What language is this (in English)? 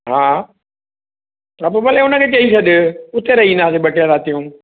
Sindhi